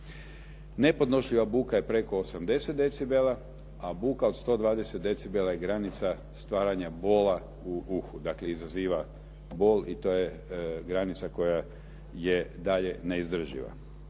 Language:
Croatian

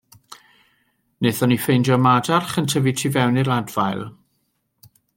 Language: Welsh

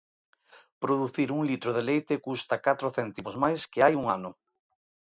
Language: Galician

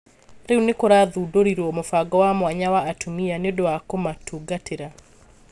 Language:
Kikuyu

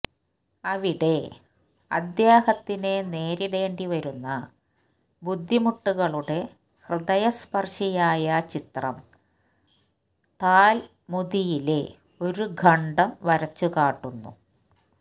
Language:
Malayalam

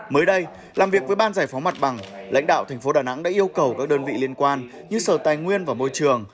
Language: Vietnamese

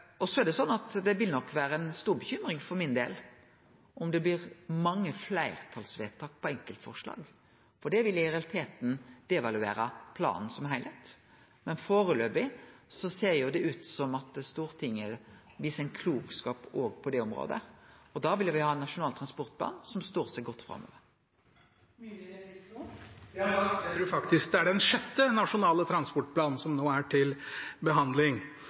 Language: Norwegian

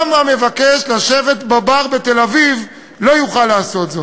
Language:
Hebrew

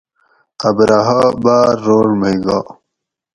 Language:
Gawri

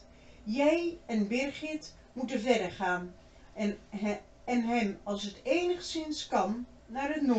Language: Dutch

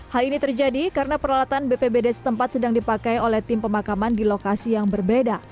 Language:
Indonesian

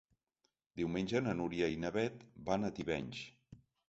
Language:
Catalan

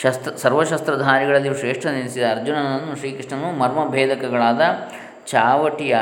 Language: Kannada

